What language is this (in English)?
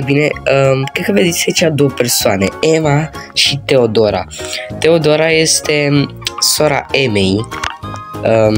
Romanian